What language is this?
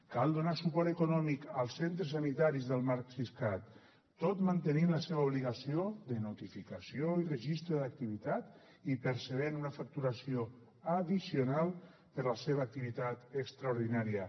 Catalan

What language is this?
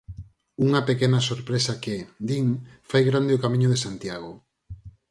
Galician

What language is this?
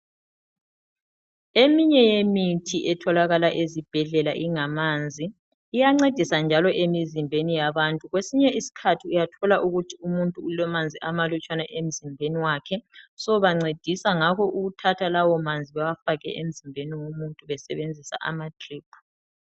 North Ndebele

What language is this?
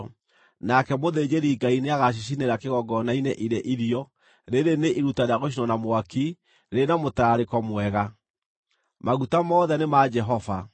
Kikuyu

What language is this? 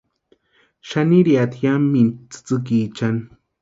Western Highland Purepecha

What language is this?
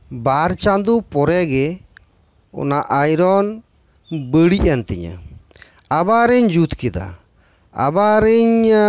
Santali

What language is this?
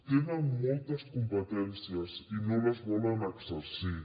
Catalan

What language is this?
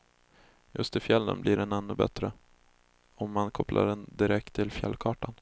Swedish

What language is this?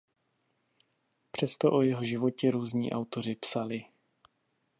Czech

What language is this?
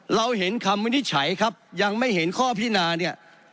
Thai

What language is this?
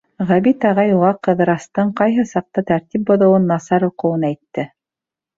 Bashkir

